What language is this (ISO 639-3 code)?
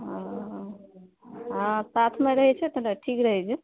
mai